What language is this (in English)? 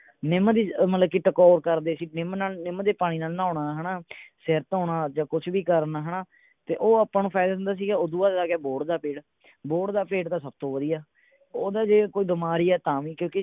Punjabi